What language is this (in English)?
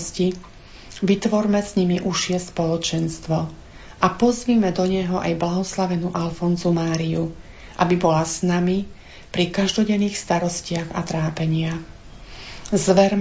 Slovak